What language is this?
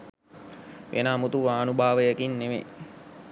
Sinhala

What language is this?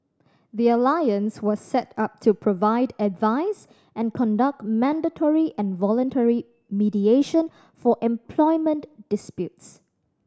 English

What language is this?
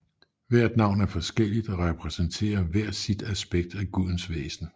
Danish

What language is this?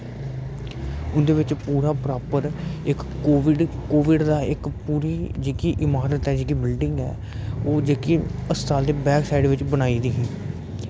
Dogri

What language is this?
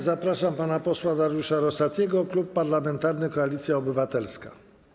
Polish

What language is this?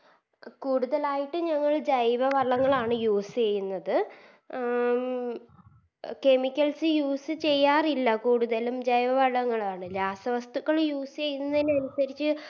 Malayalam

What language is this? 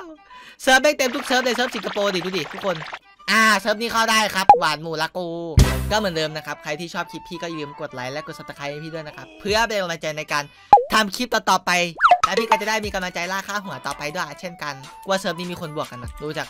Thai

